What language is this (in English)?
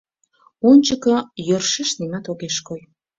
Mari